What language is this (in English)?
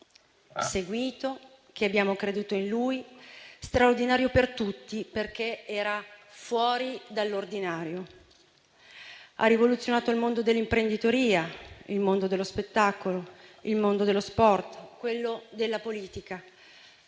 Italian